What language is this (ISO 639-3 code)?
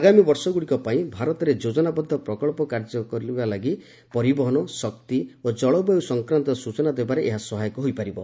ori